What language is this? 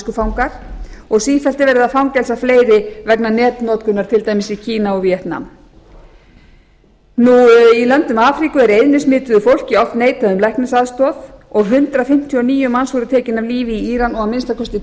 Icelandic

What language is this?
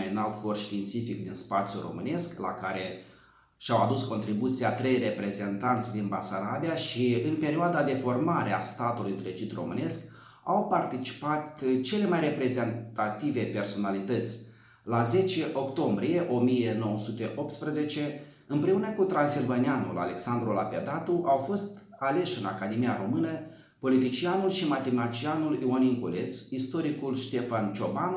Romanian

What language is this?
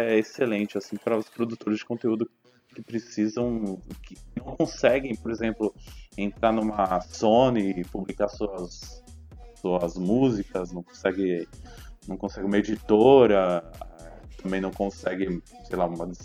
Portuguese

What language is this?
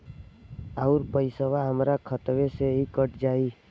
Bhojpuri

